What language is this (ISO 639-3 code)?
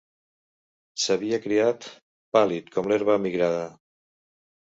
cat